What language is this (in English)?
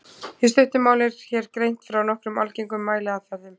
Icelandic